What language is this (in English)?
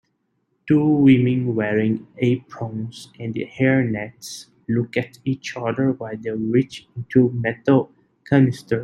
English